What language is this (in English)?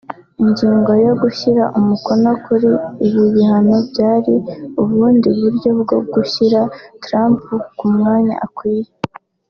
Kinyarwanda